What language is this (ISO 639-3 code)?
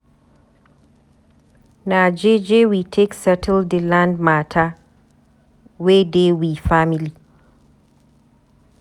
pcm